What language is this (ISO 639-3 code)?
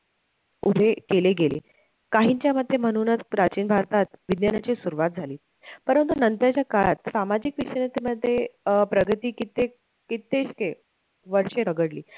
mar